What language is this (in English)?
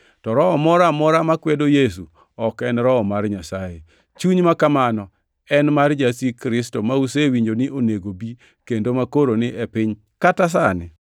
Luo (Kenya and Tanzania)